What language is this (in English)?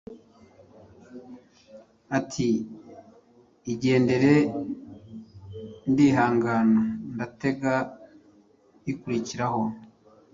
Kinyarwanda